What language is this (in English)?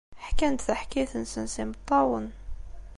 Kabyle